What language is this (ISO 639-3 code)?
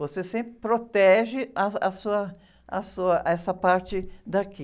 por